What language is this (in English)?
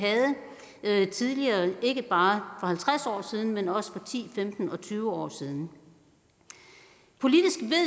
Danish